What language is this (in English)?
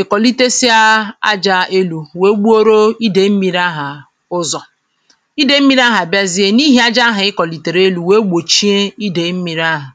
Igbo